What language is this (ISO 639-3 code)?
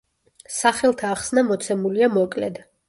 kat